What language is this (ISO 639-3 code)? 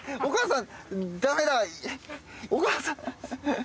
jpn